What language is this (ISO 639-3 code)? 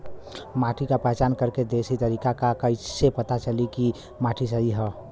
bho